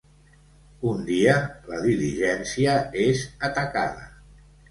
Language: Catalan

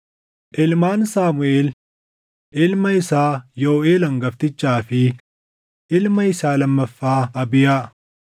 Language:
Oromo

